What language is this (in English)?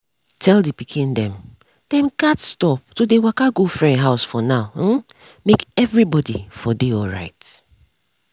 Nigerian Pidgin